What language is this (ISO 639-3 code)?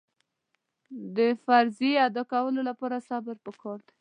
pus